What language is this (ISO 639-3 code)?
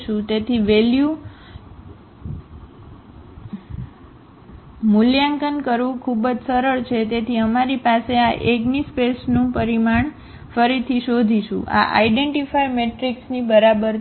guj